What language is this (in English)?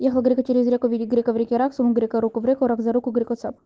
Russian